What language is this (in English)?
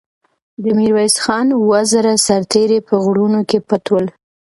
Pashto